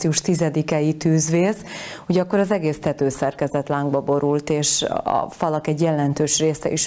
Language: Hungarian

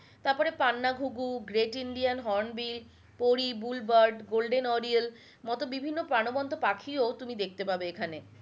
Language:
Bangla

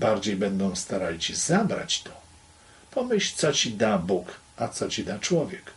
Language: Polish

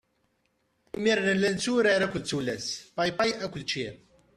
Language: Kabyle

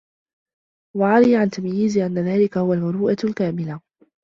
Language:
Arabic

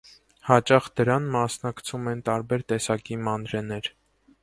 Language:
Armenian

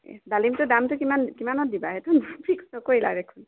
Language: Assamese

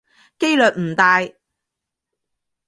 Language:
Cantonese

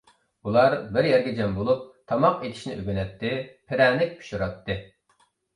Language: Uyghur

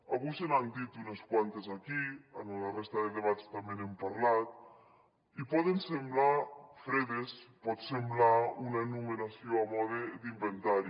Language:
Catalan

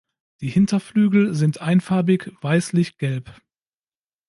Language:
German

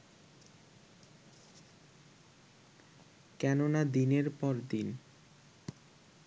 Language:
Bangla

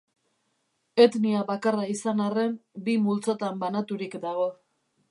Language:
Basque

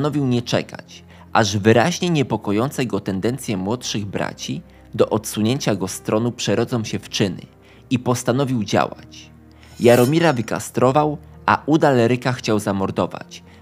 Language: Polish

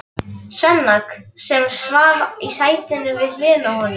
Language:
Icelandic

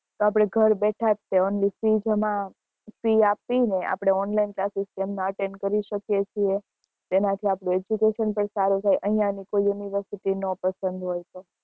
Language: Gujarati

